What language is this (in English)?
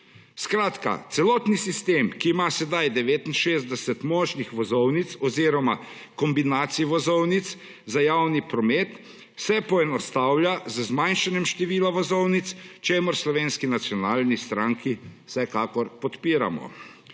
Slovenian